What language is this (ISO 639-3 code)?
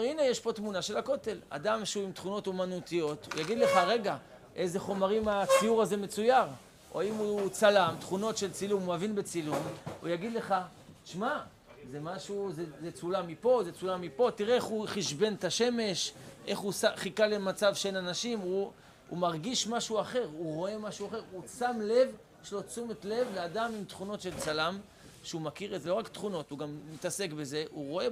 heb